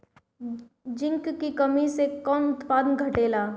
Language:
Bhojpuri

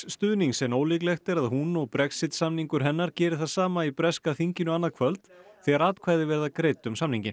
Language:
Icelandic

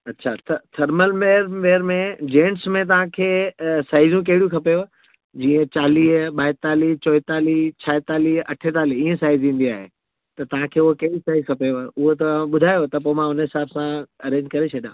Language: Sindhi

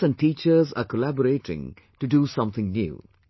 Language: English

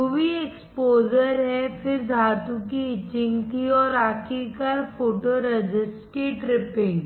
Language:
Hindi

